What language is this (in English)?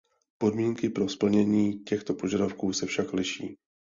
Czech